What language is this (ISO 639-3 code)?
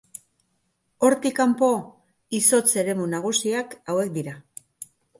eus